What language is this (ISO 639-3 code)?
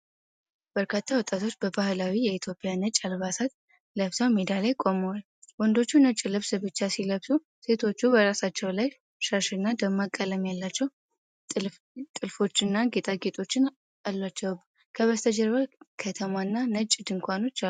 amh